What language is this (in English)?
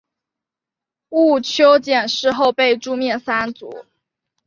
Chinese